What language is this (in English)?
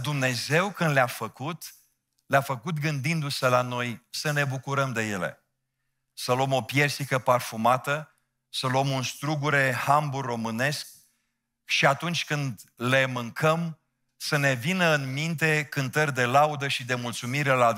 Romanian